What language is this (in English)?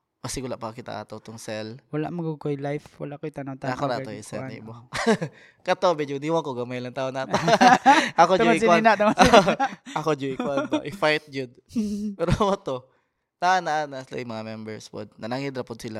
Filipino